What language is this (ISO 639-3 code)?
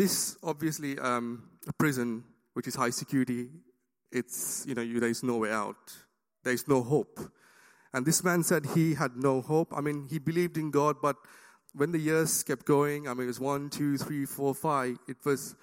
eng